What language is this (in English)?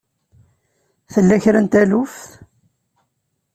Kabyle